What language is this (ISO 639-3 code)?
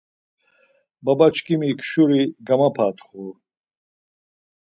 lzz